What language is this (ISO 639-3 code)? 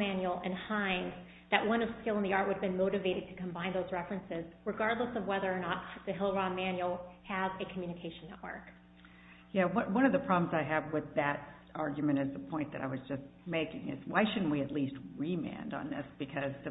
eng